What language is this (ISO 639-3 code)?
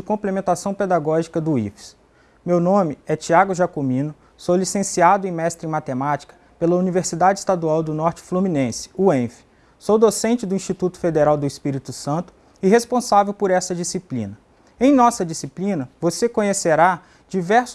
por